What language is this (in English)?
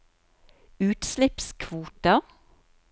Norwegian